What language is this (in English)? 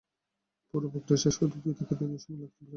Bangla